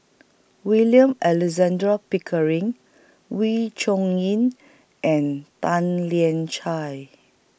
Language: English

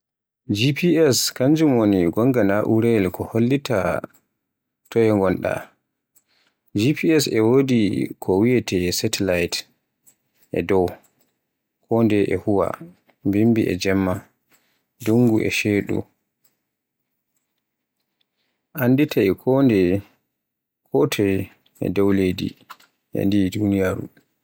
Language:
Borgu Fulfulde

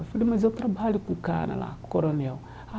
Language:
Portuguese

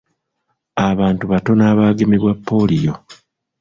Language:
Ganda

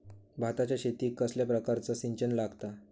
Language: Marathi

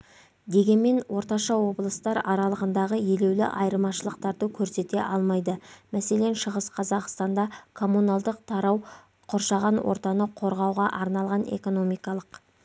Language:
Kazakh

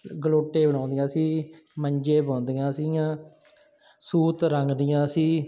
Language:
Punjabi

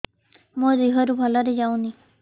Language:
Odia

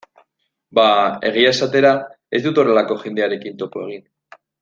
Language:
Basque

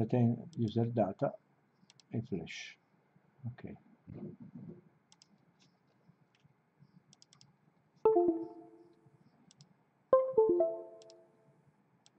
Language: Italian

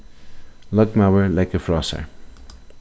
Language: Faroese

